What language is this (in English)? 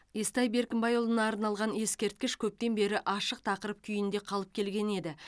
Kazakh